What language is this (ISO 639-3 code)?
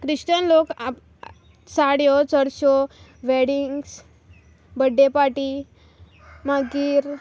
kok